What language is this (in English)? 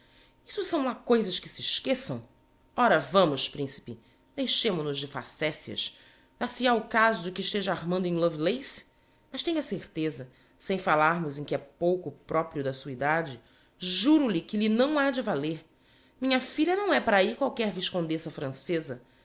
Portuguese